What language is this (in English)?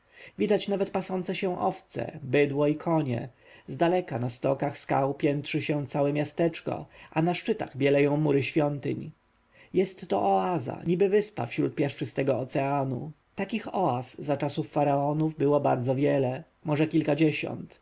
Polish